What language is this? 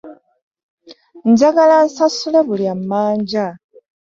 Ganda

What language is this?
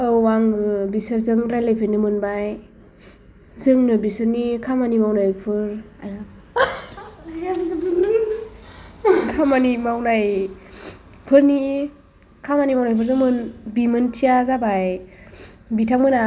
Bodo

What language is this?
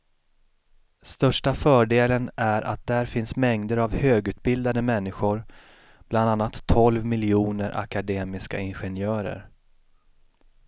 Swedish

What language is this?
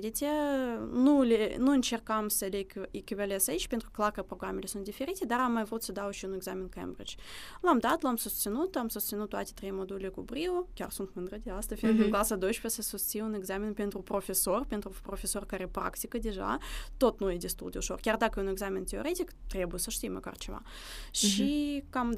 Romanian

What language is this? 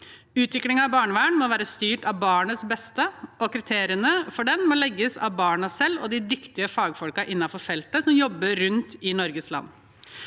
Norwegian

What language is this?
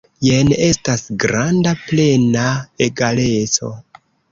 Esperanto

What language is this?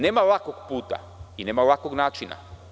Serbian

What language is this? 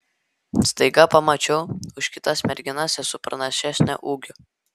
Lithuanian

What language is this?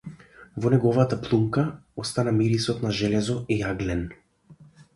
Macedonian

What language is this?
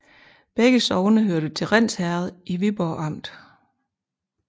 Danish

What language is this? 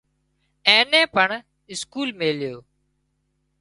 Wadiyara Koli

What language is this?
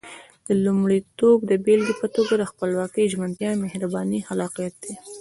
Pashto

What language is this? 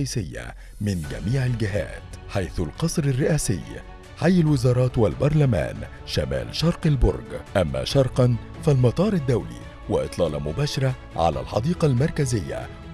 Arabic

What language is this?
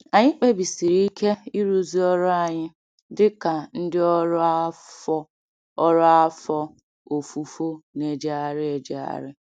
Igbo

